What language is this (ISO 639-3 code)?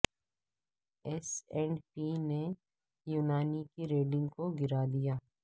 urd